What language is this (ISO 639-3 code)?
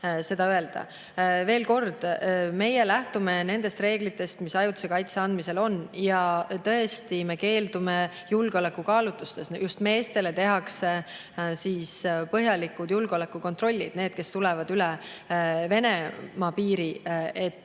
est